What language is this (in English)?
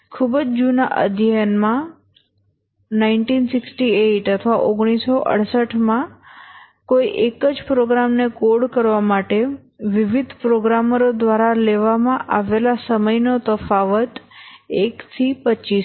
Gujarati